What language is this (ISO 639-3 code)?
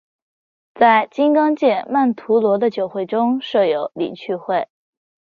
zho